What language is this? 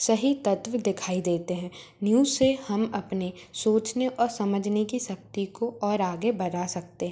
Hindi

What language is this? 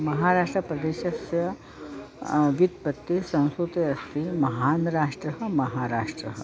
Sanskrit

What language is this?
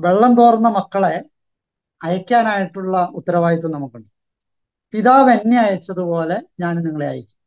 Malayalam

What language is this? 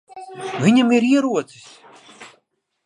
Latvian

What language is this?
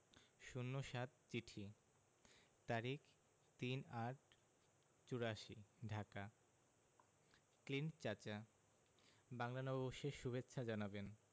Bangla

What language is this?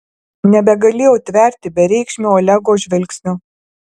Lithuanian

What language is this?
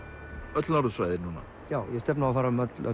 Icelandic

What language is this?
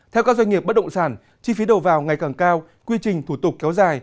Vietnamese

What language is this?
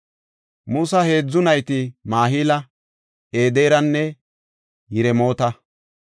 Gofa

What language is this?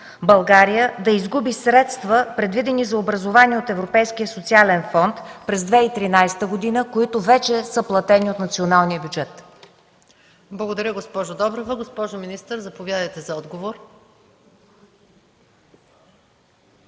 Bulgarian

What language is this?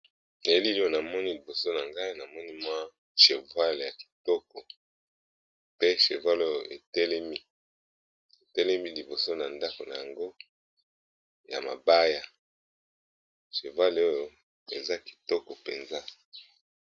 Lingala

